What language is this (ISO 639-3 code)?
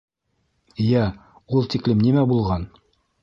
bak